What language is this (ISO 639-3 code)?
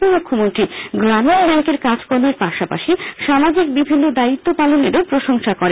ben